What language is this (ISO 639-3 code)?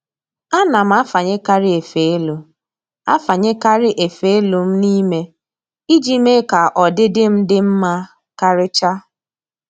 ibo